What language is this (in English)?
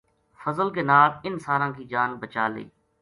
Gujari